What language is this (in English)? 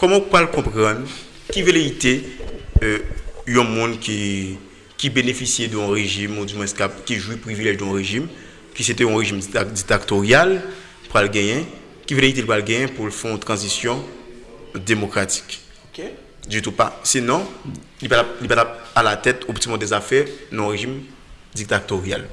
French